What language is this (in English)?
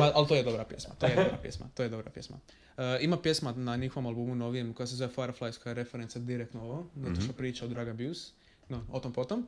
Croatian